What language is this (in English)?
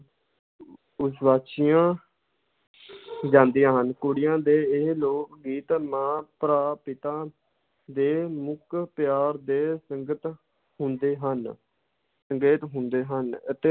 Punjabi